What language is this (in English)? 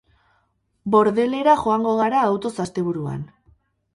Basque